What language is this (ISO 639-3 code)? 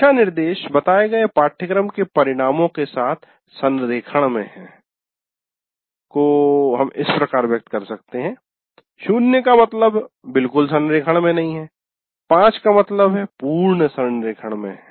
hin